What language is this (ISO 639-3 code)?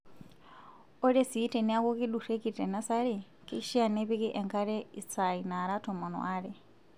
mas